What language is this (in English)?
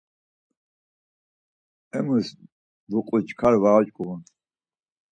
Laz